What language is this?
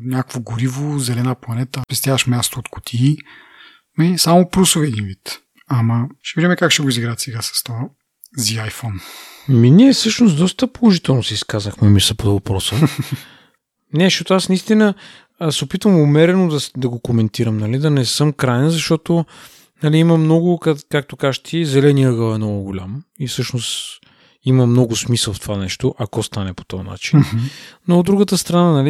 Bulgarian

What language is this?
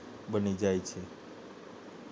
Gujarati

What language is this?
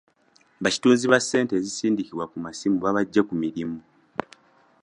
Ganda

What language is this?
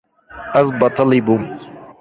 Kurdish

